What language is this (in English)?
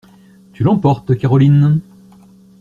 French